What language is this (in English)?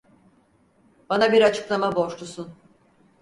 Turkish